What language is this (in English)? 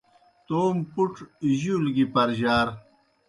Kohistani Shina